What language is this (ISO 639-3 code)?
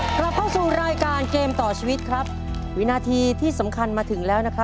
tha